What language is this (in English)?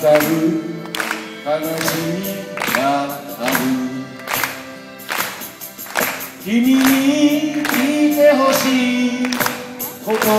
Greek